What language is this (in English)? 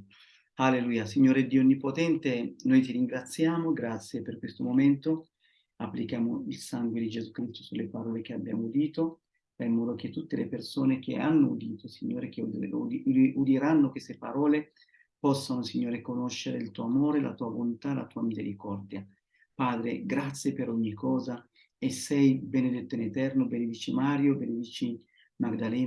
Italian